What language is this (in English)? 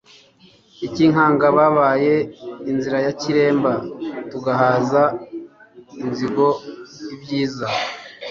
Kinyarwanda